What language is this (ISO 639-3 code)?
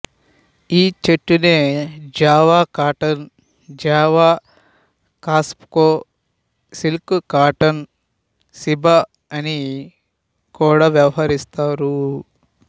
tel